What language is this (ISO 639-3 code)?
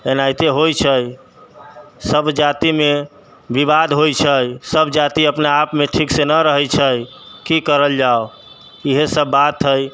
mai